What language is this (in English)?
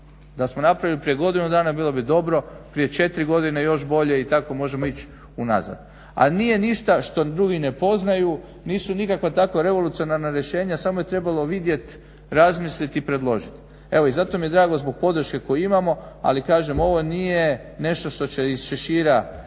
Croatian